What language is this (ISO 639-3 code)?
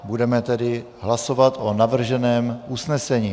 ces